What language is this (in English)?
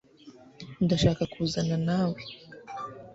Kinyarwanda